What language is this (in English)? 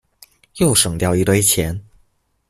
Chinese